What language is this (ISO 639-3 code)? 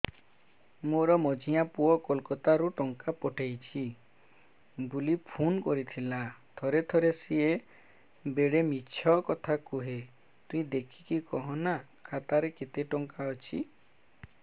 ori